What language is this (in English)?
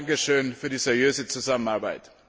German